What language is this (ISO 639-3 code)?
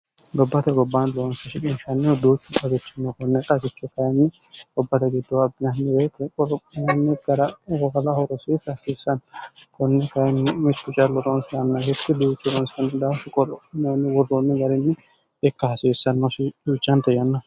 sid